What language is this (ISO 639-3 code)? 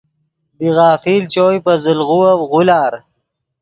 ydg